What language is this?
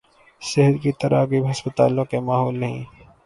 Urdu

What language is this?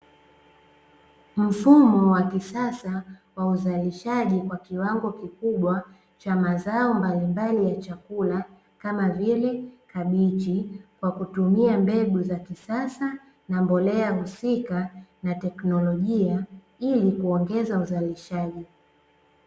Swahili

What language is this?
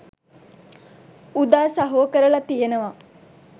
Sinhala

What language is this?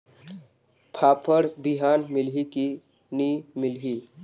Chhattisgarhi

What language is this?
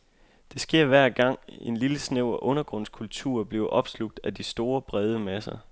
Danish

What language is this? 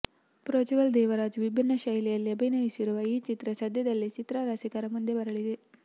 Kannada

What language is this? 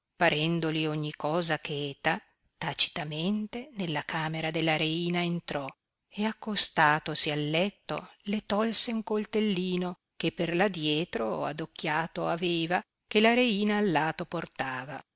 Italian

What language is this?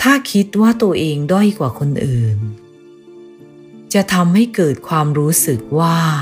Thai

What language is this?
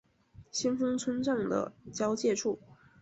Chinese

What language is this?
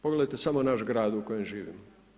Croatian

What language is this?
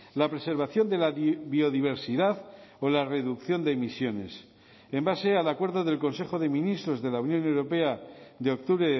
Spanish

